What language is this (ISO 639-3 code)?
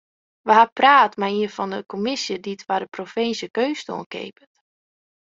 fry